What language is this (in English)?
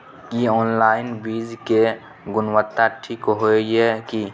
Maithili